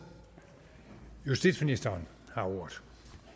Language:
Danish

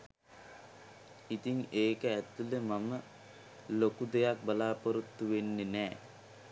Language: Sinhala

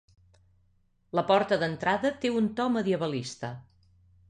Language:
Catalan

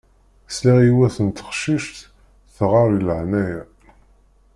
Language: Kabyle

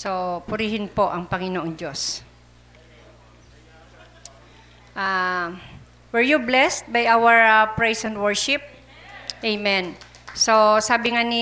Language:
Filipino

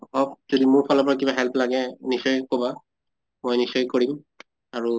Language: Assamese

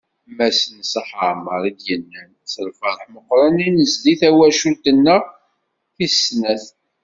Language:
Kabyle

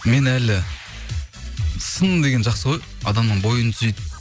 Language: Kazakh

